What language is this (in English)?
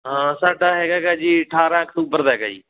Punjabi